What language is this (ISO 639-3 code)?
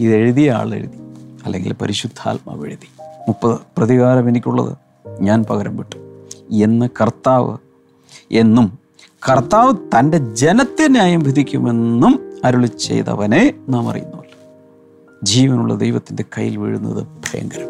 mal